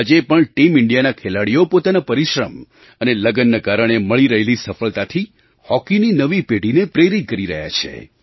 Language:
Gujarati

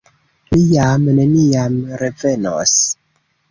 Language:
Esperanto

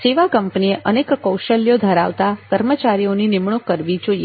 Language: Gujarati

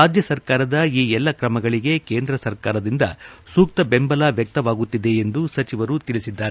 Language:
Kannada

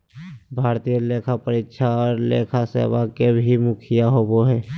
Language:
Magahi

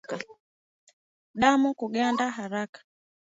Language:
Swahili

